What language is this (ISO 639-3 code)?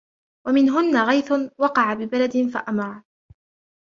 ara